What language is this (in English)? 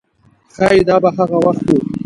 Pashto